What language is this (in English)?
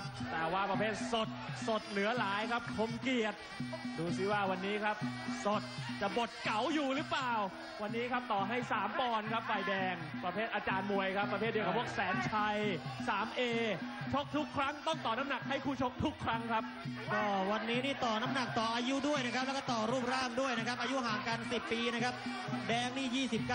Thai